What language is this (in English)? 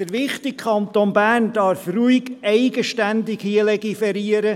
Swiss German